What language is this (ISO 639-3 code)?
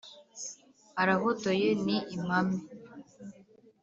kin